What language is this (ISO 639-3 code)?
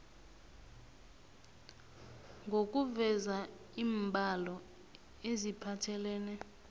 nbl